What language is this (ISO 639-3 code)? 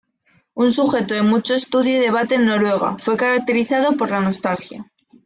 spa